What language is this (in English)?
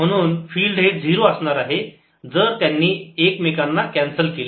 Marathi